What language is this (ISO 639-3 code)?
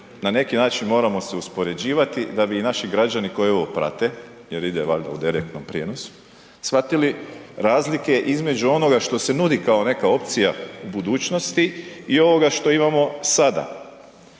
hrv